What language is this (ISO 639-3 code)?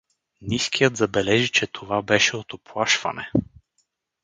bul